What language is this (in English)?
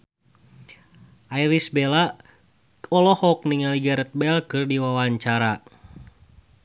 Sundanese